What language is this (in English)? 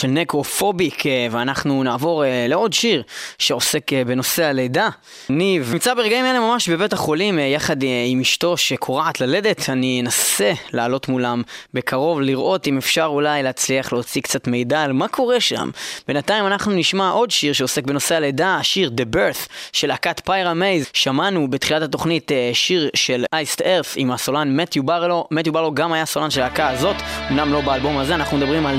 Hebrew